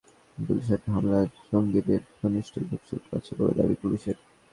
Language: Bangla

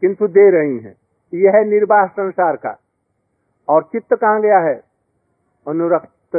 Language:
Hindi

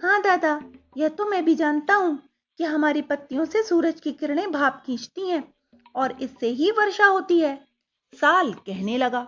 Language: Hindi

